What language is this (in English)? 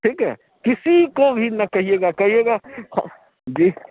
Urdu